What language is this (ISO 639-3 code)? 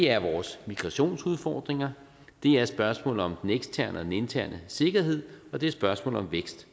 dan